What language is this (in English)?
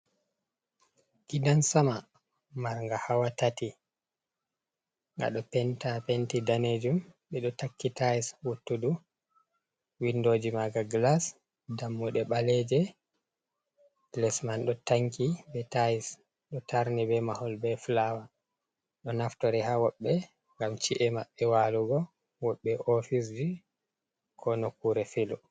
Fula